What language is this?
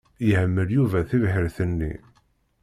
Kabyle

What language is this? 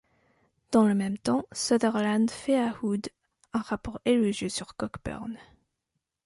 French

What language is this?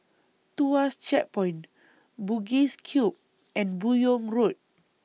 English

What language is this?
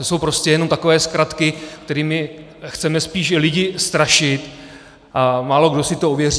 Czech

